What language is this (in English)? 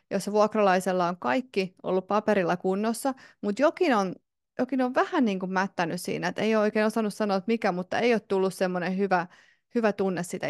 Finnish